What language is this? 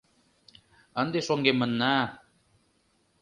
Mari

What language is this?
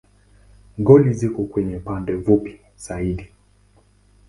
Swahili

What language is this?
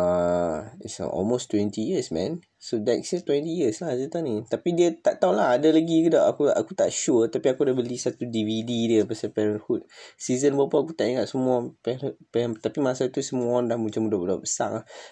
Malay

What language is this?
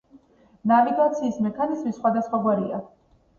Georgian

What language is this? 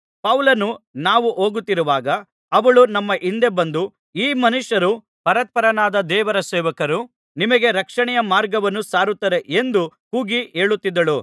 Kannada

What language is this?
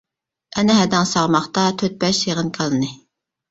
Uyghur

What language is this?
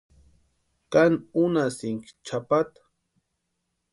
Western Highland Purepecha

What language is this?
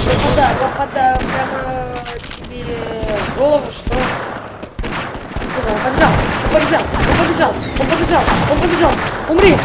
Russian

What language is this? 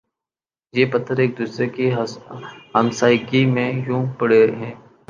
Urdu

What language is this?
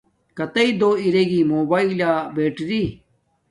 Domaaki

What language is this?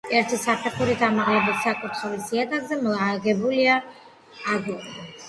Georgian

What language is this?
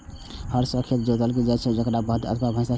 Maithili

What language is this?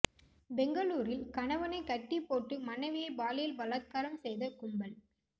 Tamil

